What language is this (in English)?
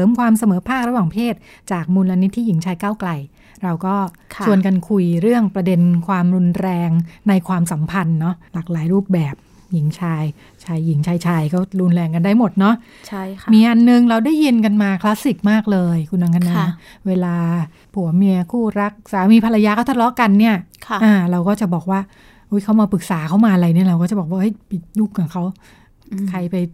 Thai